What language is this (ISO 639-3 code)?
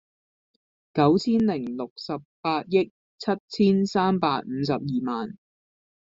yue